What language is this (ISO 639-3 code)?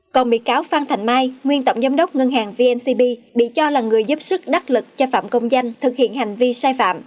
vie